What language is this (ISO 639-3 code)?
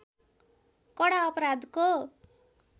nep